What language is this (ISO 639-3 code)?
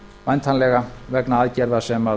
isl